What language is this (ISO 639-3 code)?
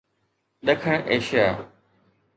snd